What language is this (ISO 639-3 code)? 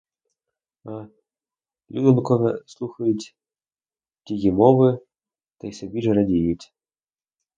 ukr